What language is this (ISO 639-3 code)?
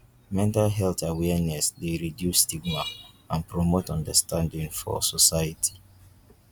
pcm